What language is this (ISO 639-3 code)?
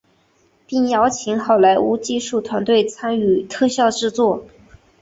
zho